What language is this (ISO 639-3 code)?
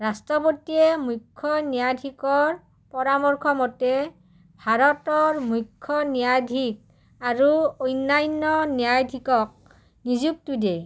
asm